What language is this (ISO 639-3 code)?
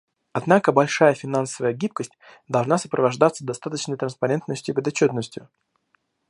rus